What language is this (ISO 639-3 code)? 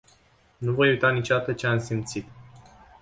ron